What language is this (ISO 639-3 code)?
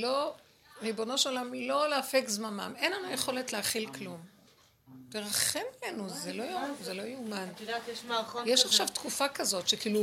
heb